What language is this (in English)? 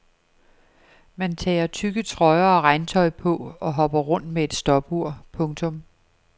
Danish